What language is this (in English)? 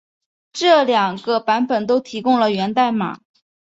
Chinese